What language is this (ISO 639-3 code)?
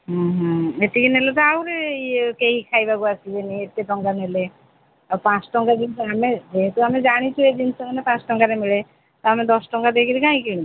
ori